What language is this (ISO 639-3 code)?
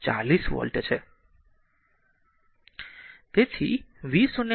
guj